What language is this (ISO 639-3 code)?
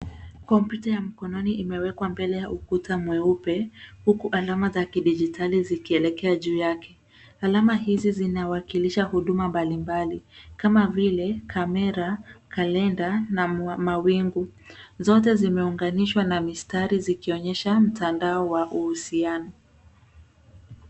swa